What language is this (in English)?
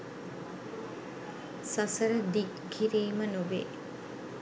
Sinhala